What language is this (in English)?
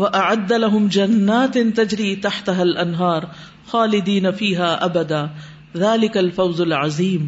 Urdu